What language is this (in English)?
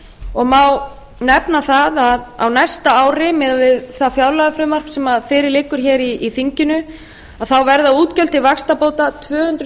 Icelandic